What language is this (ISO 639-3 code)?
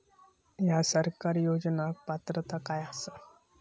mar